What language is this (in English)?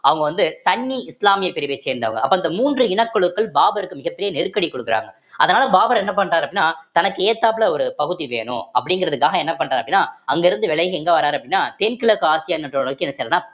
Tamil